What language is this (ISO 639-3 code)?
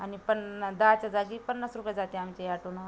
mar